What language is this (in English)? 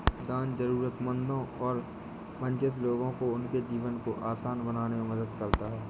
Hindi